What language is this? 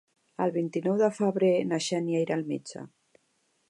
Catalan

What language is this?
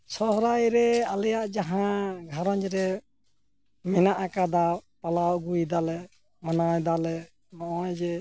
Santali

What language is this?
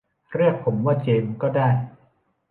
Thai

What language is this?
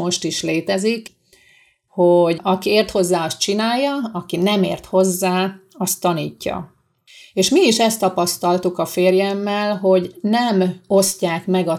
Hungarian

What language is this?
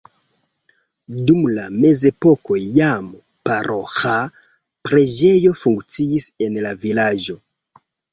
Esperanto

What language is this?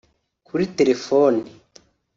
Kinyarwanda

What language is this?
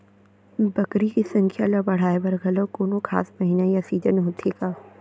Chhattisgarhi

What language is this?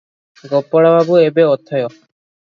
Odia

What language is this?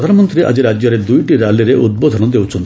Odia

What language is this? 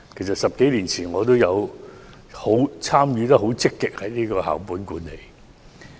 Cantonese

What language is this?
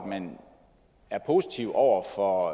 Danish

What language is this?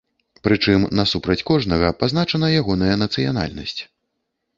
Belarusian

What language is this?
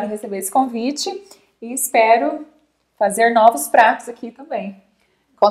Portuguese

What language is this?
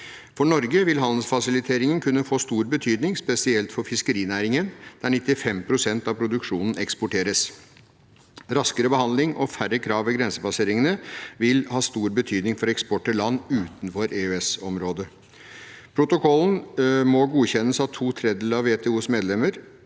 Norwegian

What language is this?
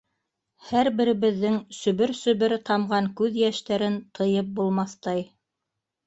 Bashkir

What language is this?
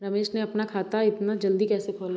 Hindi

